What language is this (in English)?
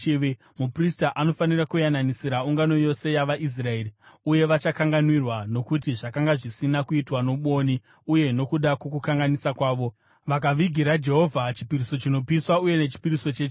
Shona